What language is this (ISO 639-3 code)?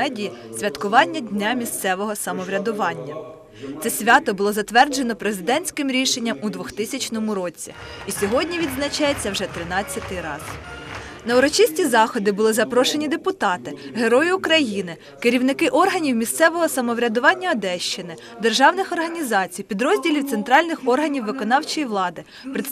ukr